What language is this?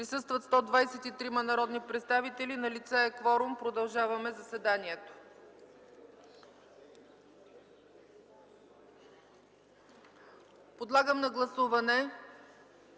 Bulgarian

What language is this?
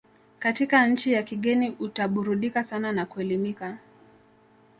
Swahili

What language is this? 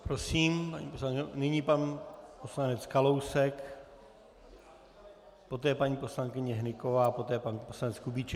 Czech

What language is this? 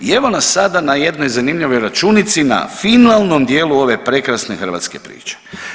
Croatian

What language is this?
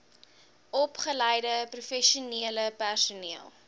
Afrikaans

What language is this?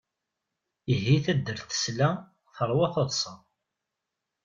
Kabyle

